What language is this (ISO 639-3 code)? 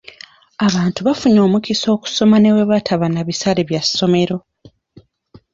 lug